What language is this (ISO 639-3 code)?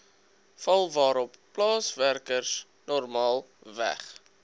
afr